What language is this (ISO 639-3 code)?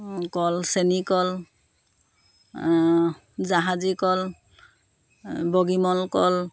asm